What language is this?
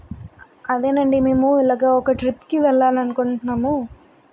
Telugu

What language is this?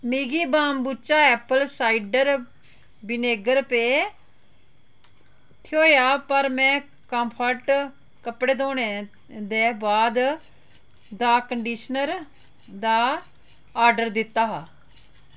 Dogri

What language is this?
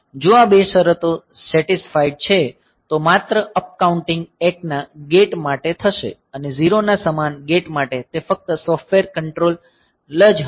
Gujarati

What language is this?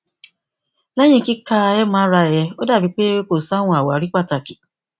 Yoruba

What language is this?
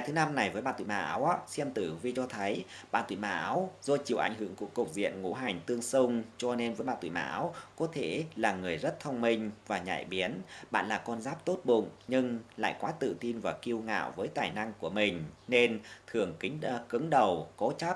Vietnamese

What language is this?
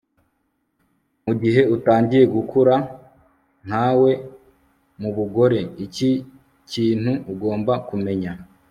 Kinyarwanda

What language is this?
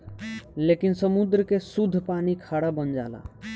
Bhojpuri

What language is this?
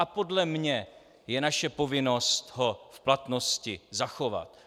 Czech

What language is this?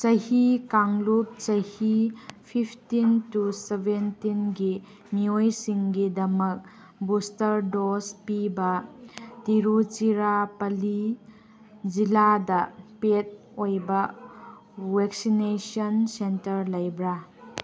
Manipuri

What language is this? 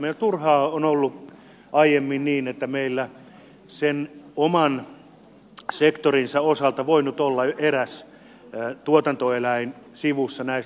Finnish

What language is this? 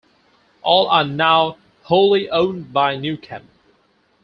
English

